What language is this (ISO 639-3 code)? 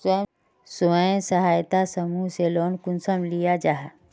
mag